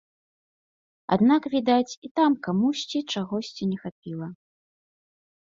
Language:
Belarusian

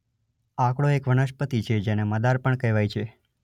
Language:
Gujarati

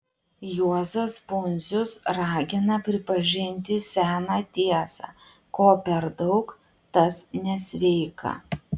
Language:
Lithuanian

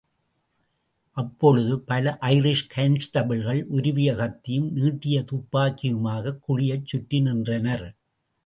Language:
Tamil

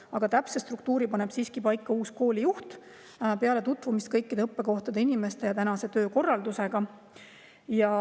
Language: Estonian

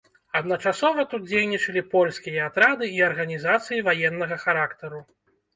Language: Belarusian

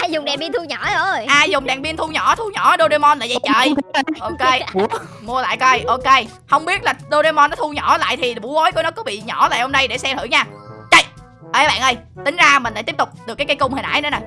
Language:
Vietnamese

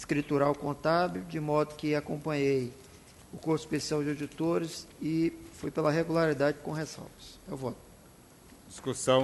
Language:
Portuguese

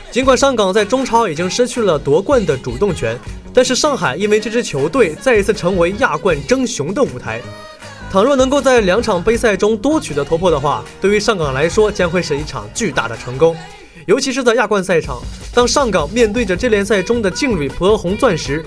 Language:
Chinese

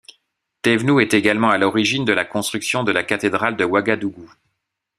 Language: French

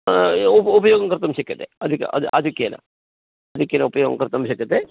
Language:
Sanskrit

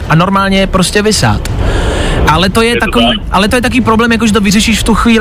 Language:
Czech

